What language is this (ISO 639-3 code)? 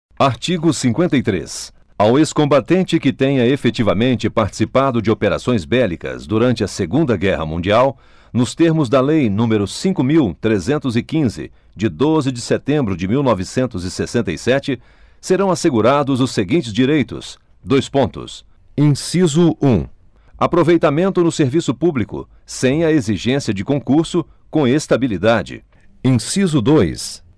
por